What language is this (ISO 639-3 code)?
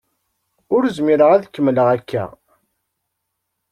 kab